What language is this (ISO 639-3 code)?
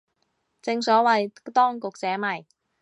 yue